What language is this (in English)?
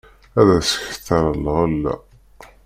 Kabyle